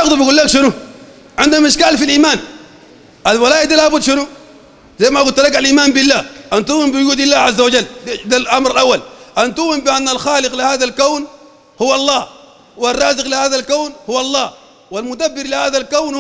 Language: Arabic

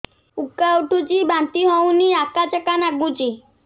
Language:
Odia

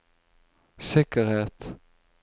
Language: Norwegian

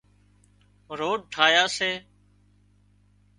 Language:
Wadiyara Koli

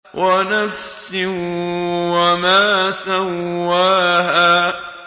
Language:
Arabic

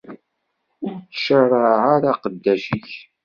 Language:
Kabyle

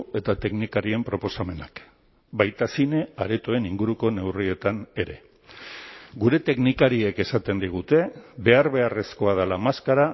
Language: Basque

